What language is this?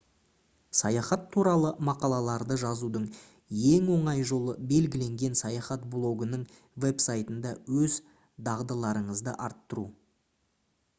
Kazakh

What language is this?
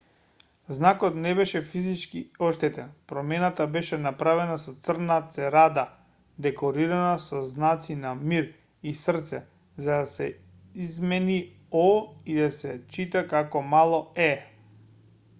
Macedonian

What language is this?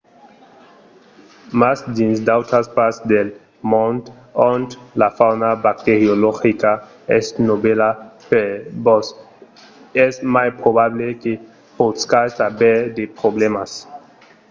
Occitan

